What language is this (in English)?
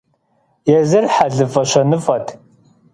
Kabardian